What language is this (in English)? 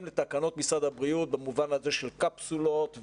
Hebrew